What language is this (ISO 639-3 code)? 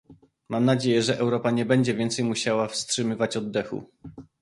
pol